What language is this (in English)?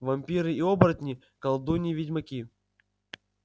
Russian